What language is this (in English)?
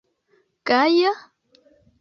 Esperanto